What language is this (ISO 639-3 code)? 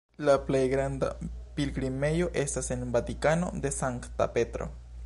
epo